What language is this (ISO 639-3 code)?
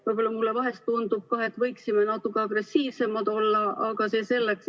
est